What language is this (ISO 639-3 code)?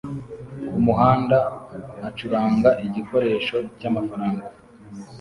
kin